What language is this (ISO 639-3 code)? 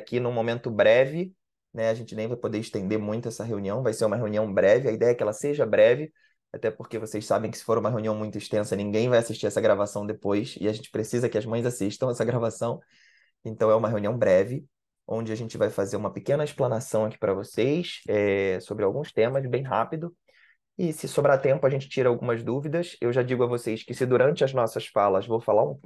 por